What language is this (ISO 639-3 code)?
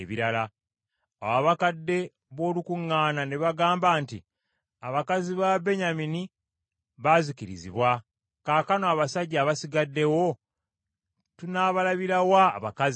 lug